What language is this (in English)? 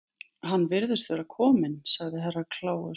Icelandic